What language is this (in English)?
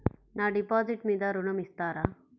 Telugu